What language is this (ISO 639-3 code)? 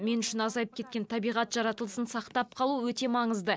kaz